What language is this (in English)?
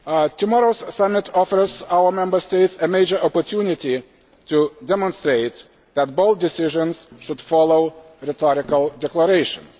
English